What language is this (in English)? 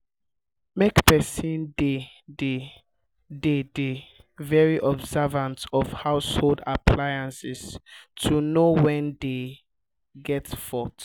Nigerian Pidgin